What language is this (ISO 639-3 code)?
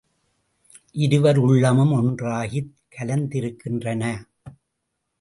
tam